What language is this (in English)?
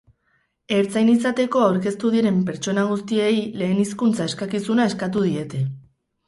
Basque